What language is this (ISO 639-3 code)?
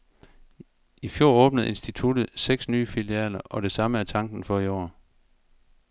dan